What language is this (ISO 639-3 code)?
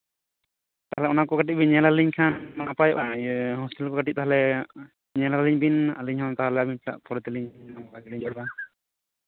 sat